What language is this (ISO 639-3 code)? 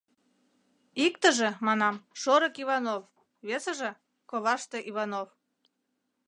chm